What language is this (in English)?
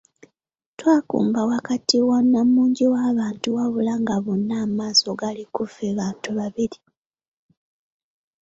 Ganda